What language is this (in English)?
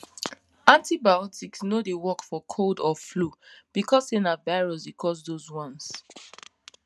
Nigerian Pidgin